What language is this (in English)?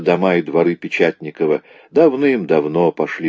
Russian